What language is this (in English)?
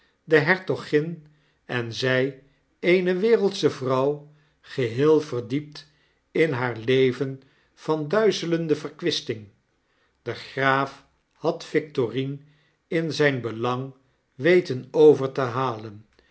Dutch